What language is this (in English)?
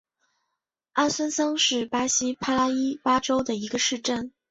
Chinese